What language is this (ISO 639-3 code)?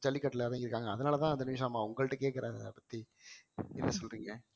tam